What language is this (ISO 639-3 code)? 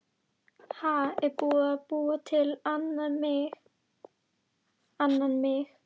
isl